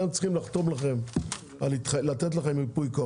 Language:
Hebrew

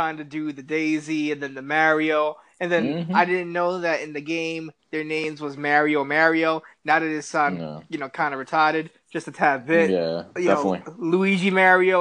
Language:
English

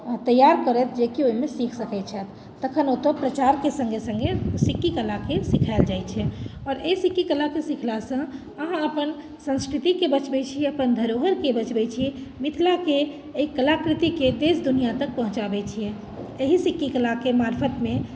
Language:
Maithili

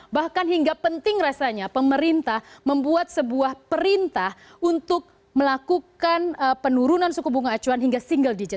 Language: Indonesian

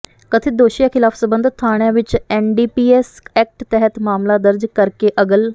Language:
Punjabi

